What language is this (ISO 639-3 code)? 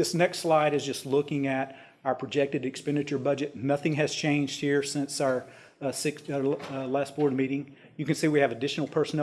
eng